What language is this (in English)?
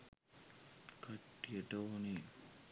Sinhala